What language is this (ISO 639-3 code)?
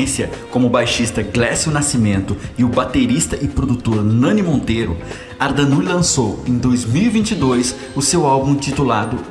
por